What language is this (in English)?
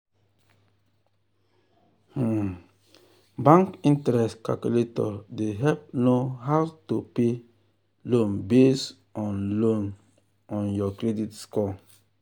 Nigerian Pidgin